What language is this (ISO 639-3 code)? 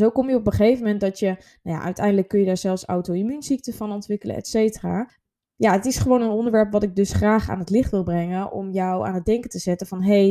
nld